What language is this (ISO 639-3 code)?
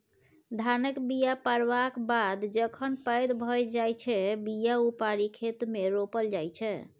mai